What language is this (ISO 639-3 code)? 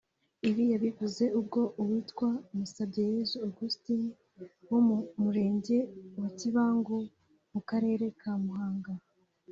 kin